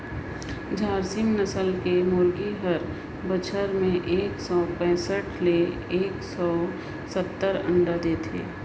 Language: Chhattisgarhi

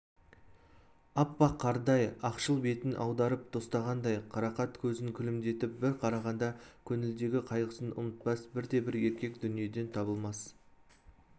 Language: Kazakh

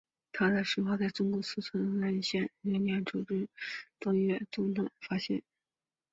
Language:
Chinese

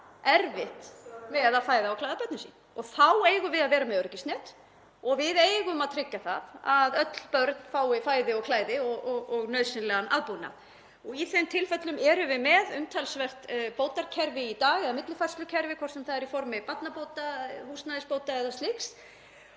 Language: Icelandic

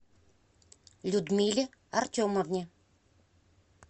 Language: Russian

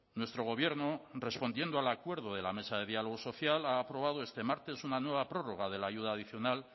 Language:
Spanish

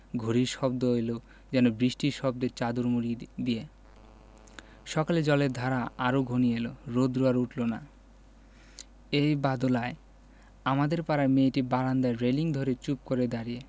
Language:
Bangla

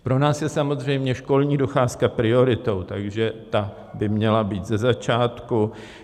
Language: Czech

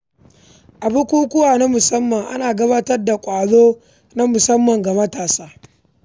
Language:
Hausa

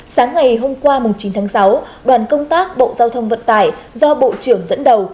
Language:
Vietnamese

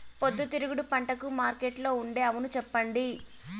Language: Telugu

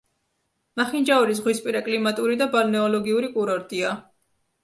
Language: Georgian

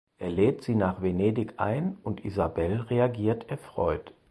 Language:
German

